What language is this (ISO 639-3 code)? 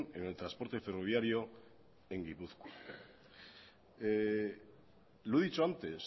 spa